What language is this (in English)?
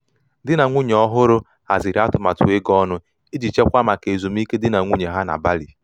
Igbo